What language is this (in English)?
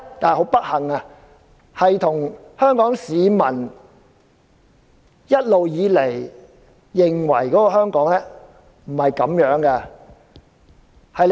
Cantonese